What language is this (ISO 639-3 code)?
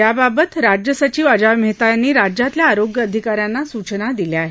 mar